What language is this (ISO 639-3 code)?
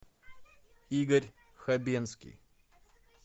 rus